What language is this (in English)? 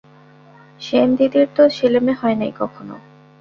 Bangla